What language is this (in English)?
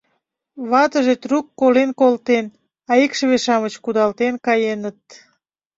Mari